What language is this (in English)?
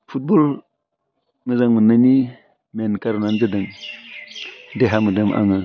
Bodo